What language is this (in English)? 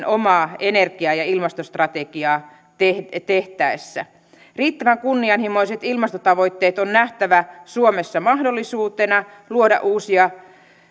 Finnish